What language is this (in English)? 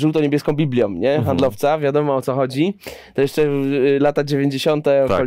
Polish